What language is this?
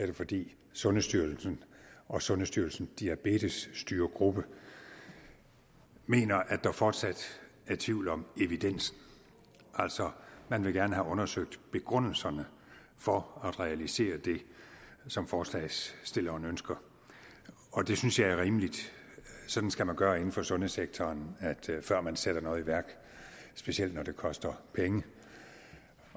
Danish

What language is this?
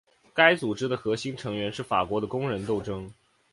Chinese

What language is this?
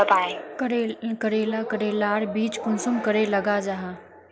Magahi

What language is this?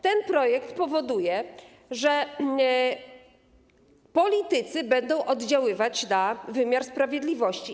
Polish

